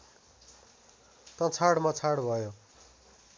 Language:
Nepali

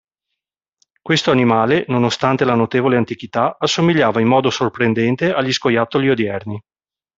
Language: Italian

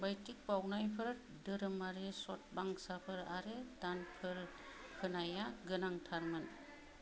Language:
Bodo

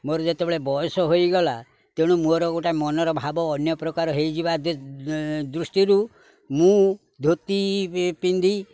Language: Odia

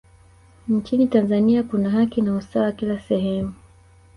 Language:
Swahili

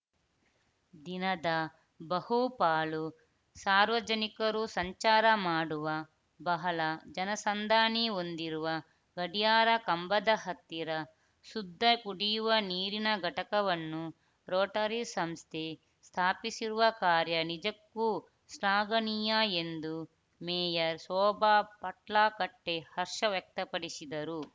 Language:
Kannada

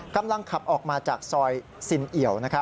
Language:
Thai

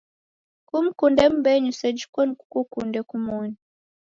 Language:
Taita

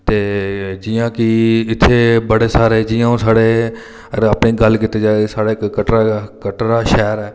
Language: Dogri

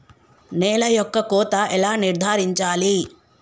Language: Telugu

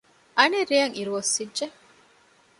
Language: Divehi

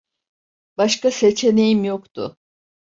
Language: Turkish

